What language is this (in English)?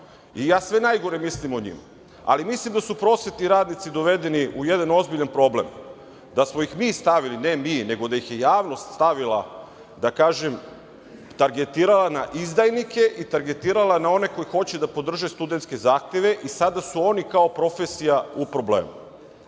Serbian